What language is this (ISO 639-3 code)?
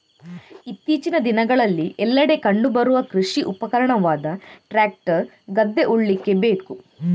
kan